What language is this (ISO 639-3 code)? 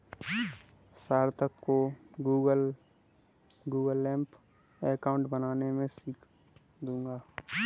hin